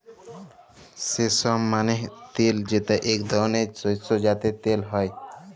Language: Bangla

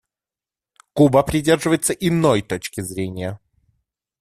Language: Russian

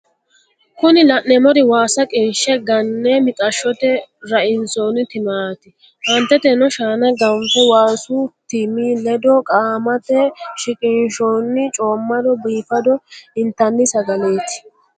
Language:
Sidamo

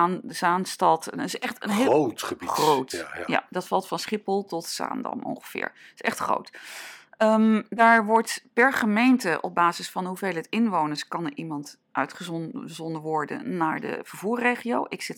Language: Dutch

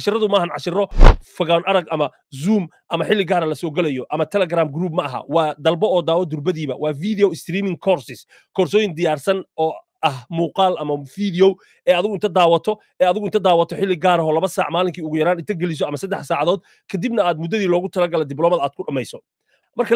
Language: Arabic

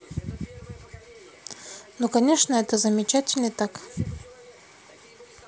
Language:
Russian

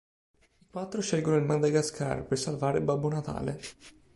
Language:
Italian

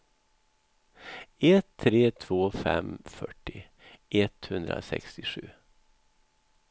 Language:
Swedish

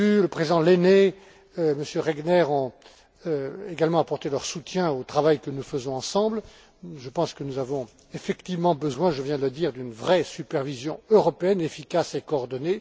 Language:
French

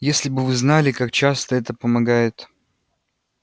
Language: Russian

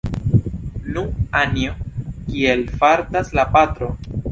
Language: Esperanto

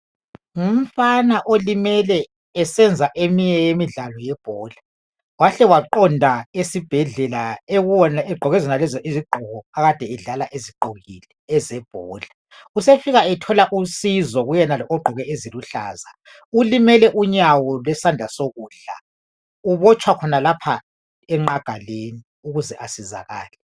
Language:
North Ndebele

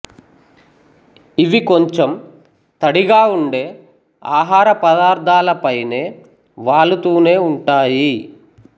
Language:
Telugu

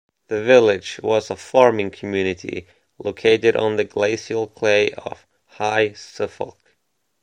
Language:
English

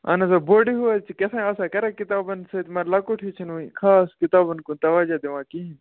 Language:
Kashmiri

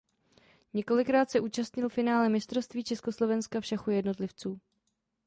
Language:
Czech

